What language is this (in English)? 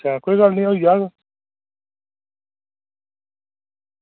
Dogri